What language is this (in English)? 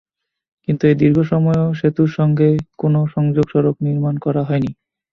Bangla